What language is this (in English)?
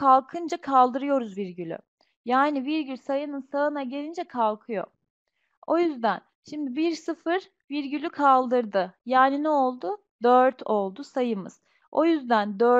Turkish